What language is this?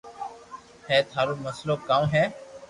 Loarki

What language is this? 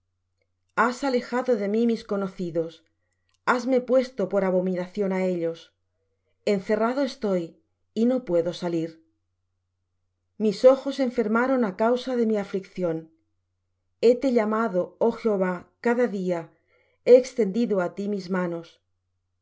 Spanish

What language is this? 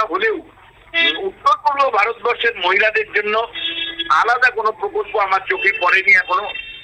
Bangla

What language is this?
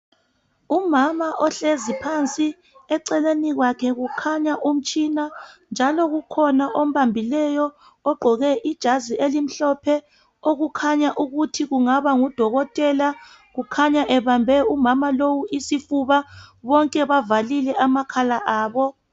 North Ndebele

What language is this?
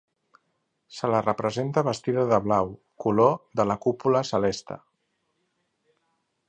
Catalan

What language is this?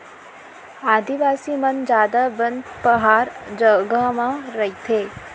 Chhattisgarhi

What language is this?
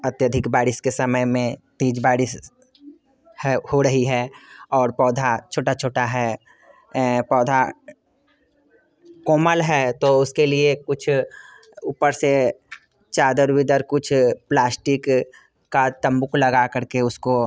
Hindi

